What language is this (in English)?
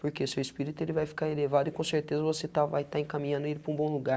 Portuguese